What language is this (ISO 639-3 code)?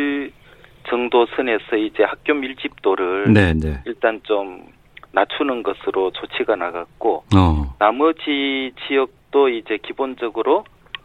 kor